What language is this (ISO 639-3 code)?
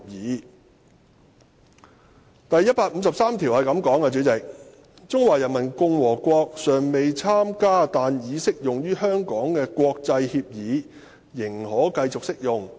yue